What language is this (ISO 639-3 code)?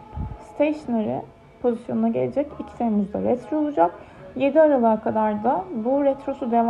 tur